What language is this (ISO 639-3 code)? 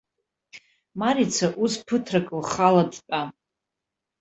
abk